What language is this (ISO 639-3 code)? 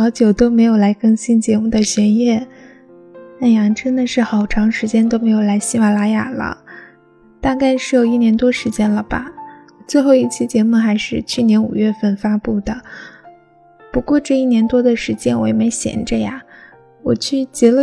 zho